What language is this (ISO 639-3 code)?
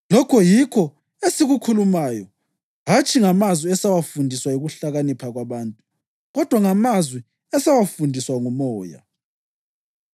nde